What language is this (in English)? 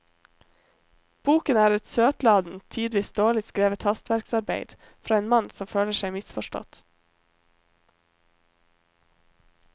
Norwegian